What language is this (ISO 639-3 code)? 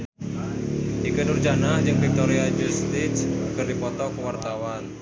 sun